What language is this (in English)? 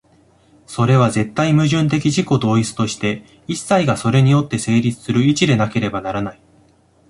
Japanese